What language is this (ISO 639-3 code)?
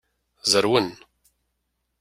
kab